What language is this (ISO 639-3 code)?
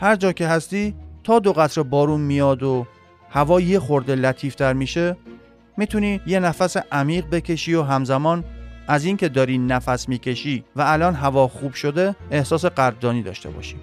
fas